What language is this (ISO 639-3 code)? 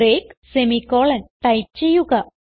mal